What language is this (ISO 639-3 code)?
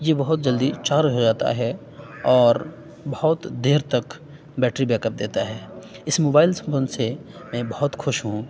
urd